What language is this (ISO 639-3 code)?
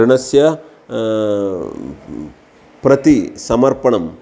san